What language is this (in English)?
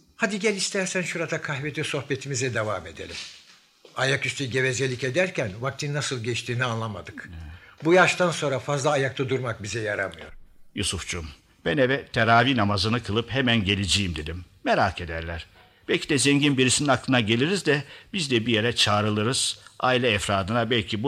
Turkish